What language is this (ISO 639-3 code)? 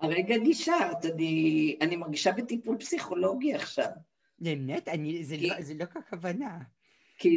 heb